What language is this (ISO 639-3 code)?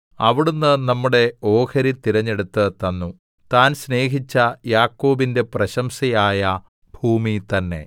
mal